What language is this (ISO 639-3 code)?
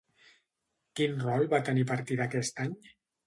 cat